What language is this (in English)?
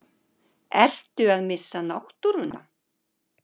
Icelandic